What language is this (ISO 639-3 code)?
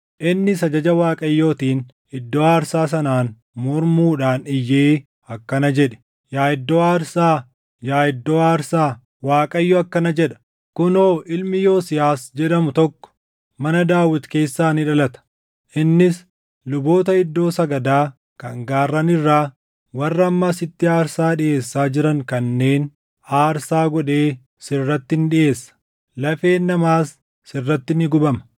orm